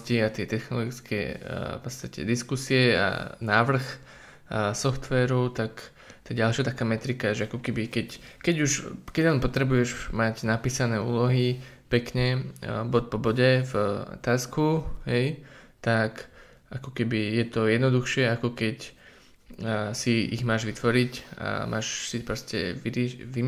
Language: Slovak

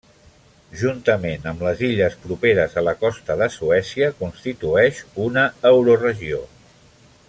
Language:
Catalan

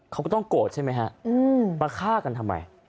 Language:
Thai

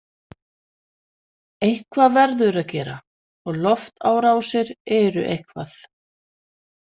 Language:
Icelandic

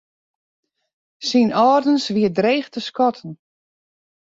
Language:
Western Frisian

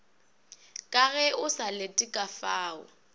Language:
Northern Sotho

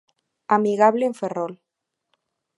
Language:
Galician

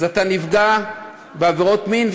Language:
Hebrew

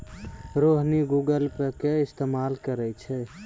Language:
Maithili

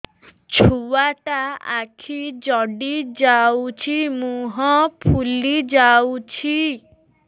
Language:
Odia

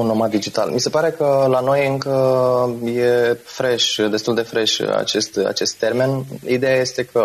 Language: Romanian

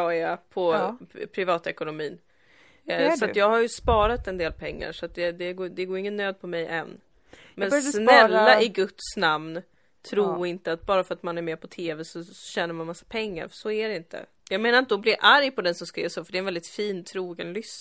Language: Swedish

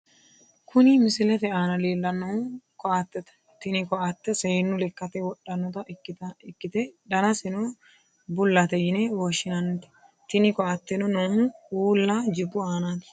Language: Sidamo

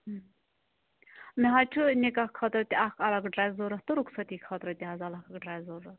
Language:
Kashmiri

